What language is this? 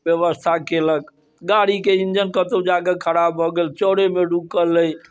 Maithili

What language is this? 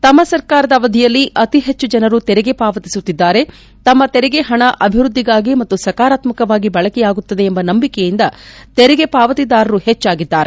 Kannada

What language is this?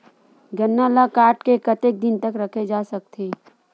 Chhattisgarhi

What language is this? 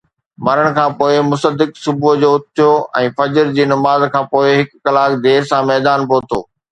Sindhi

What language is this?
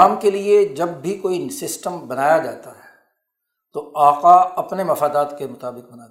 Urdu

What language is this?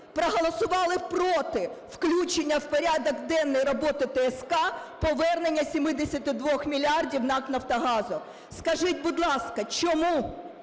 Ukrainian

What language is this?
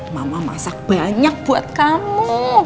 Indonesian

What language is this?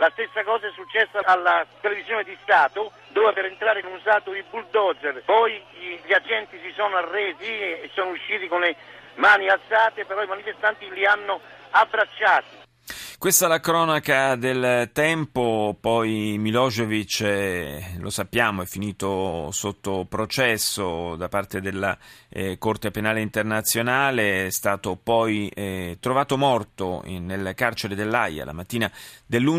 Italian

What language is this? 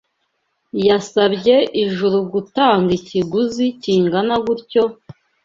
Kinyarwanda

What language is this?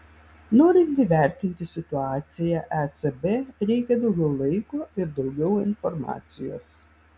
Lithuanian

